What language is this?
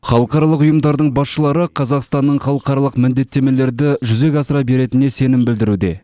Kazakh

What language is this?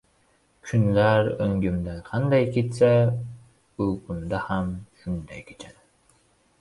Uzbek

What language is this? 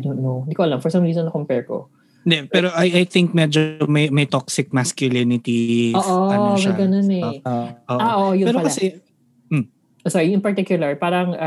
Filipino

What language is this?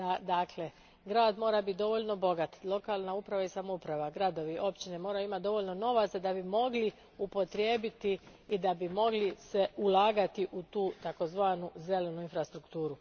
Croatian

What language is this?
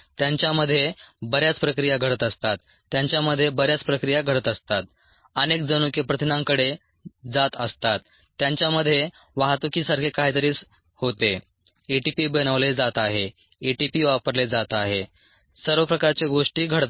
Marathi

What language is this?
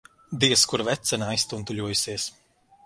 Latvian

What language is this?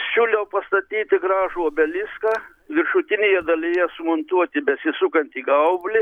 Lithuanian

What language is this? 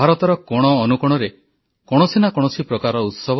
Odia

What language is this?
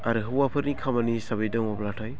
Bodo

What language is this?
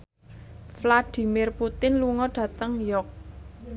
Javanese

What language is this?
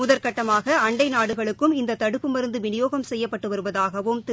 Tamil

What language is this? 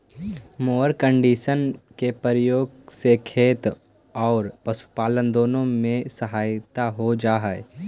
Magahi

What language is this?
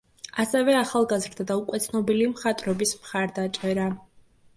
Georgian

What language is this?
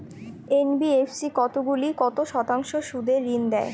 Bangla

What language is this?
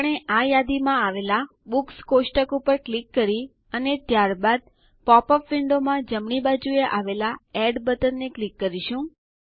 Gujarati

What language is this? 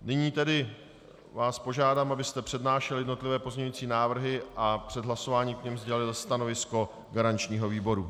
Czech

